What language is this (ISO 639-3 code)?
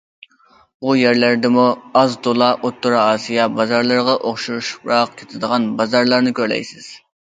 uig